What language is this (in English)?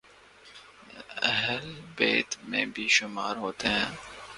Urdu